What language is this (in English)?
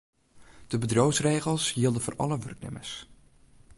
Western Frisian